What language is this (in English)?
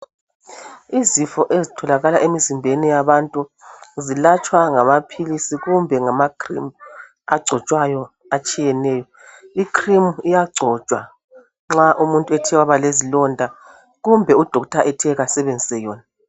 North Ndebele